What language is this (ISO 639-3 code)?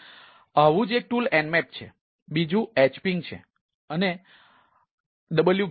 guj